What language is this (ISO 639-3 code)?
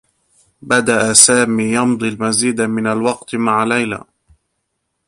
ara